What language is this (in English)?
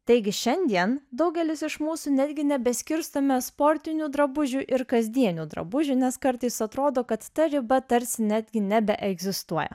Lithuanian